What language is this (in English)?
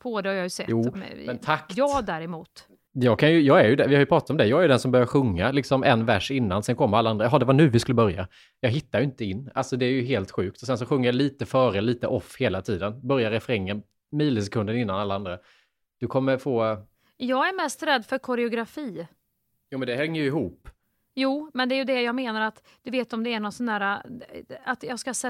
Swedish